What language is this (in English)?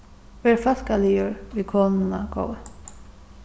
Faroese